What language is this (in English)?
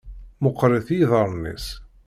Kabyle